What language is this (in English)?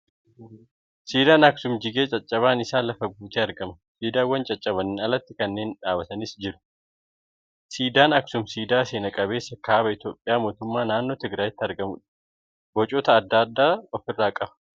Oromo